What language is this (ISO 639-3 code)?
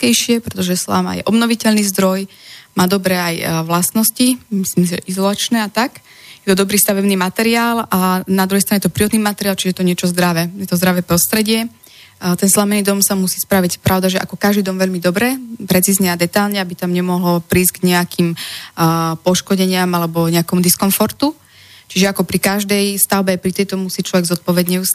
slk